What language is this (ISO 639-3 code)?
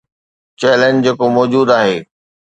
snd